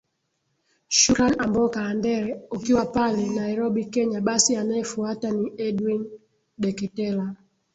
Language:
Swahili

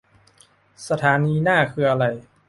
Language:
Thai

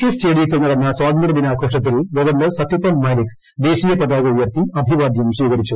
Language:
Malayalam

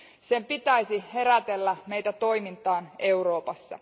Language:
Finnish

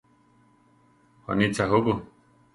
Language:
Central Tarahumara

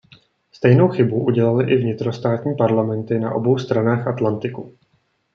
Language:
Czech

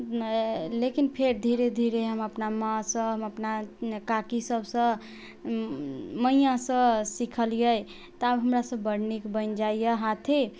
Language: Maithili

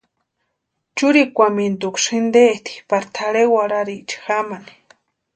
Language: Western Highland Purepecha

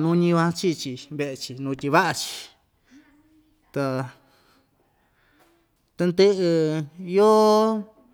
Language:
Ixtayutla Mixtec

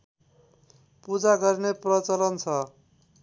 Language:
Nepali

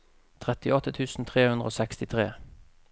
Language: Norwegian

